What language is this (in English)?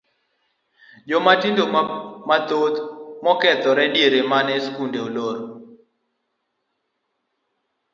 Luo (Kenya and Tanzania)